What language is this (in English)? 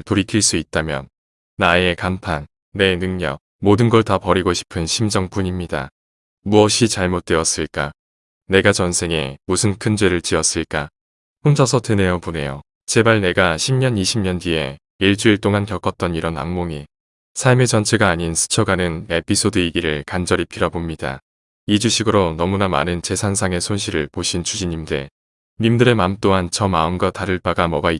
Korean